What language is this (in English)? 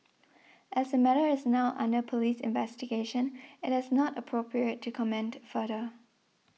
English